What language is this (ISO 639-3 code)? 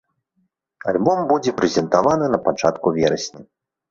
bel